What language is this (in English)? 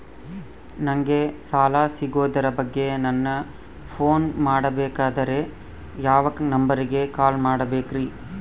Kannada